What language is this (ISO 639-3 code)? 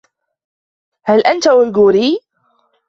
ara